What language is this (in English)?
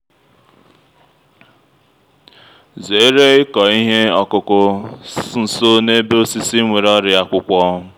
Igbo